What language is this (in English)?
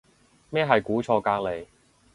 Cantonese